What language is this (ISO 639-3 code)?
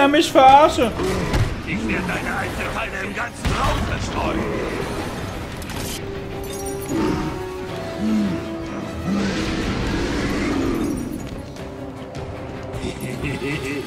deu